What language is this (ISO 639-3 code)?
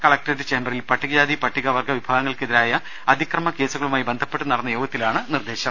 mal